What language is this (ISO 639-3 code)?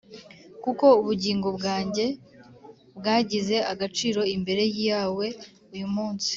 kin